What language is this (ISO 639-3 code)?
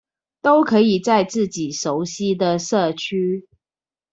zho